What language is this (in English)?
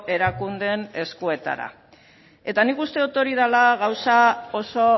Basque